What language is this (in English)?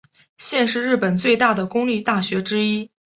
Chinese